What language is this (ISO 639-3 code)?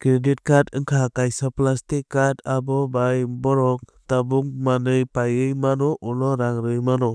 trp